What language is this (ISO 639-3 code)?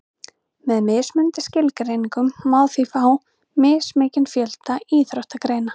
isl